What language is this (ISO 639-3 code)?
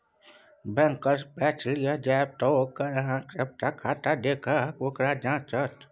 mai